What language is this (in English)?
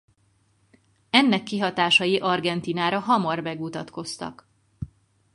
Hungarian